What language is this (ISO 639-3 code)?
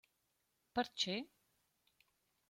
roh